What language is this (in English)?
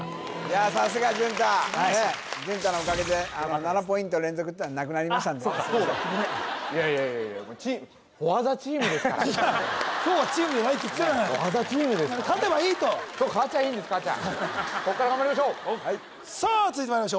Japanese